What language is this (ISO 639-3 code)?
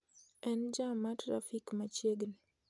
luo